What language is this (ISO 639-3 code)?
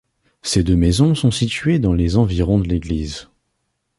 fra